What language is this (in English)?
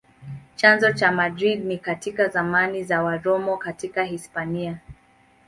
Swahili